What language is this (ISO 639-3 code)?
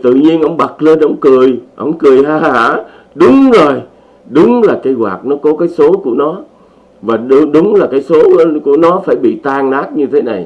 vie